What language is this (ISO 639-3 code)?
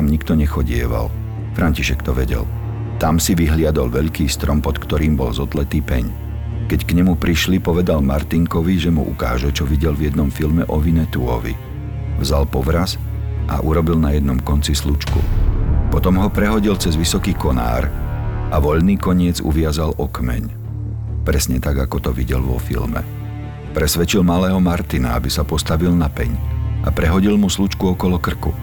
slk